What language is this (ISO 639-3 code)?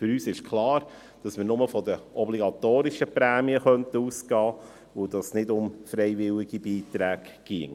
gsw